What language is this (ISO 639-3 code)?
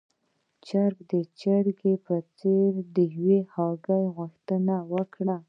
pus